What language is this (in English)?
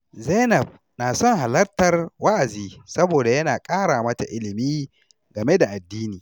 Hausa